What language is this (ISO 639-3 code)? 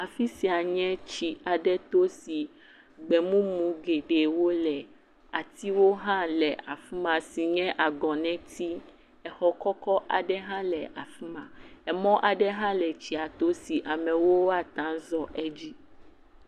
ewe